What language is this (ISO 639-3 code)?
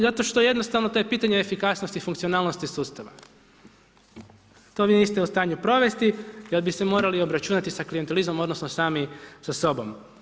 hrv